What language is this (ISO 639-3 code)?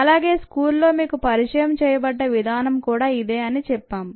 tel